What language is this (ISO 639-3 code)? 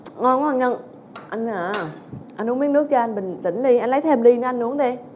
vie